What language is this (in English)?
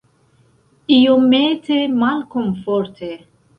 Esperanto